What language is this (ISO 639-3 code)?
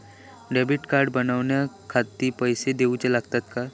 mar